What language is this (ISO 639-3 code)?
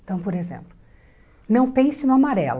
por